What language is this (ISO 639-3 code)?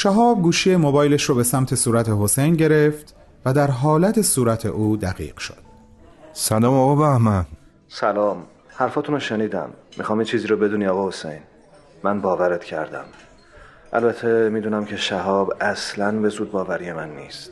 fas